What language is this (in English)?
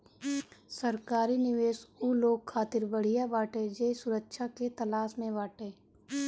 Bhojpuri